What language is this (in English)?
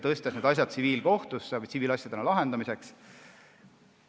Estonian